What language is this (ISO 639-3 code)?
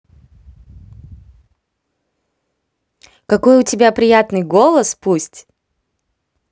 rus